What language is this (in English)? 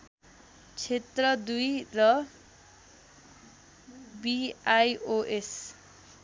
Nepali